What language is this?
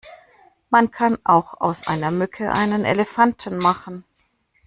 German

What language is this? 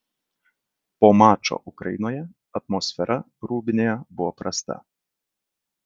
Lithuanian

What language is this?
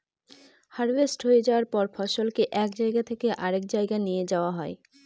Bangla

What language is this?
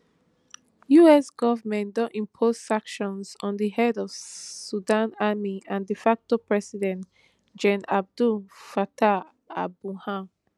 Nigerian Pidgin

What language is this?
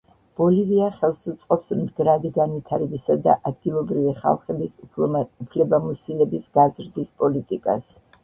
Georgian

